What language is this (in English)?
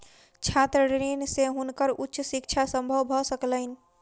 Maithili